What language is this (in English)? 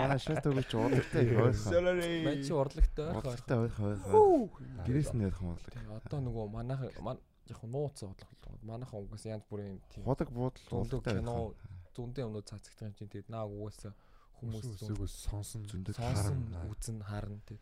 Korean